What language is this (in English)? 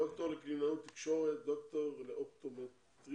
Hebrew